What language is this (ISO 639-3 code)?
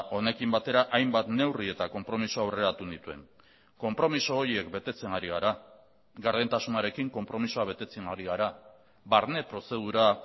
eus